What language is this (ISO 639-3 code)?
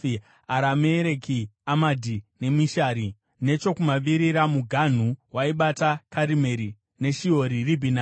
sna